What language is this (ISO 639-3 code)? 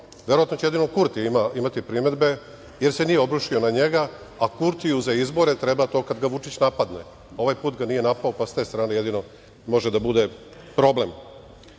srp